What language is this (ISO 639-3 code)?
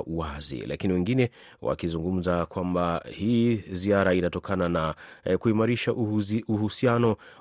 swa